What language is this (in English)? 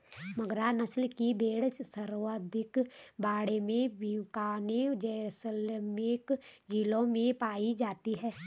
Hindi